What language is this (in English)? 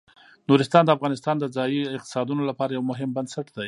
Pashto